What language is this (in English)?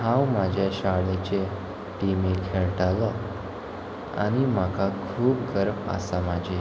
Konkani